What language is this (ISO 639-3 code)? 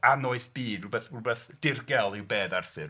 cym